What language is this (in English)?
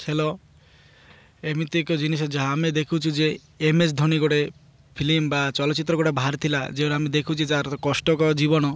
Odia